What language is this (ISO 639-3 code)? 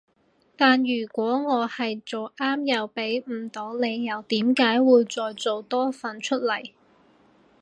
yue